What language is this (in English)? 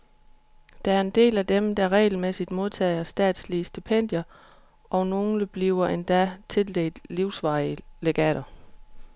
Danish